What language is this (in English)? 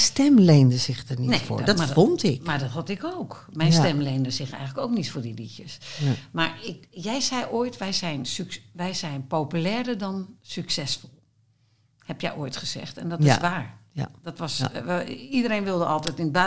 Dutch